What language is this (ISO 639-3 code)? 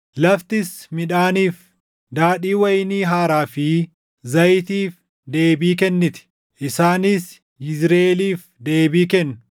orm